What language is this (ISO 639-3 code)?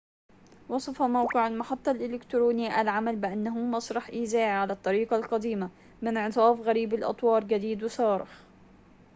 ara